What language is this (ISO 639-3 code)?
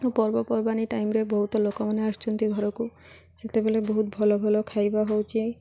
ori